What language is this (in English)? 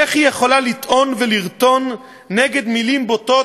Hebrew